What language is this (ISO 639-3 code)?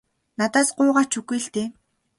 mon